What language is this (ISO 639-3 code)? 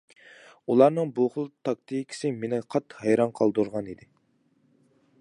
uig